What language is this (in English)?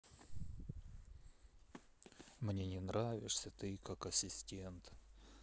Russian